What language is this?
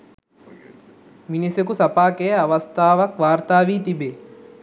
Sinhala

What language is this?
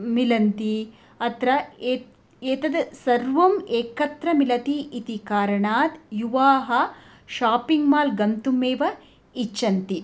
Sanskrit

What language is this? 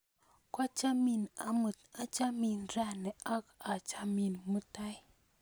Kalenjin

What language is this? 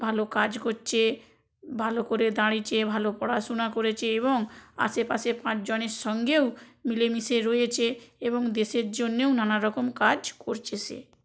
Bangla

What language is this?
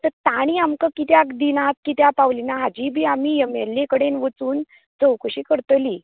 Konkani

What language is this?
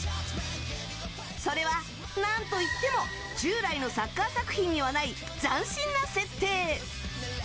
Japanese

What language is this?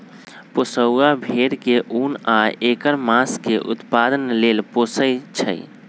Magahi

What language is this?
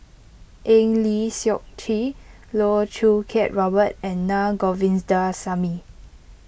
English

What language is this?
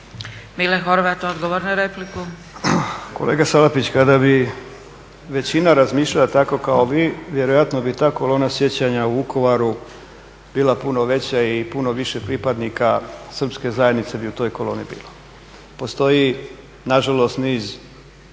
Croatian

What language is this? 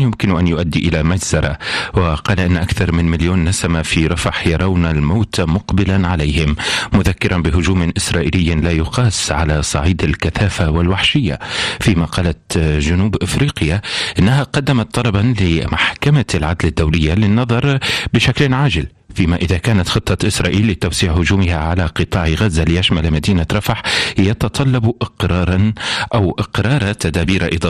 Arabic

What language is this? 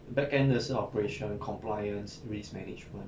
English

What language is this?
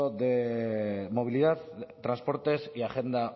Spanish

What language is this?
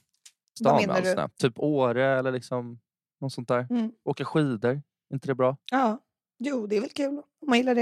Swedish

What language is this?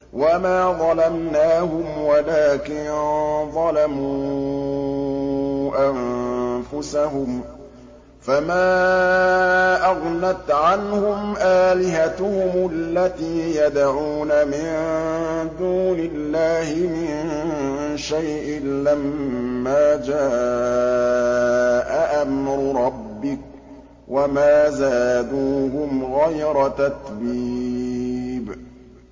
Arabic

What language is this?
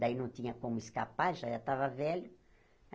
Portuguese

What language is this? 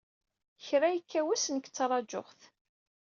Kabyle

